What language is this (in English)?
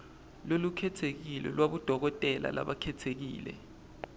Swati